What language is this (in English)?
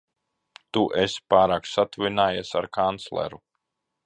Latvian